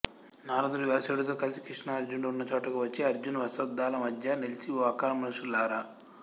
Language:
Telugu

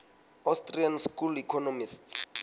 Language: Southern Sotho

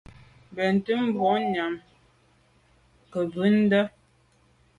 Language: Medumba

